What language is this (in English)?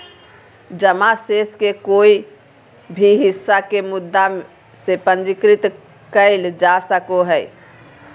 Magahi